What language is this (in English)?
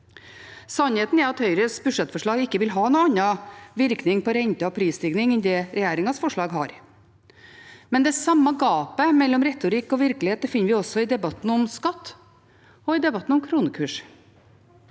Norwegian